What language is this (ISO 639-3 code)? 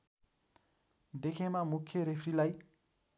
nep